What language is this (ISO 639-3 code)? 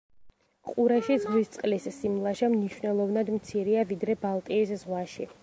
kat